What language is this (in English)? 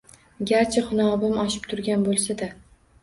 Uzbek